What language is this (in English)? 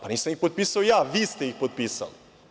Serbian